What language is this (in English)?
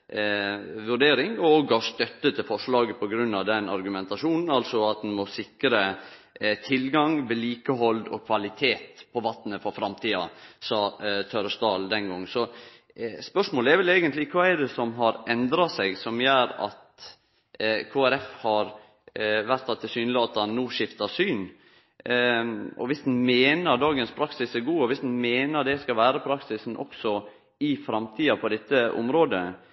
Norwegian Nynorsk